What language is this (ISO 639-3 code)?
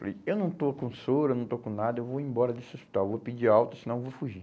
por